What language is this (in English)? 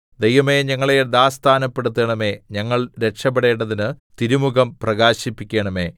Malayalam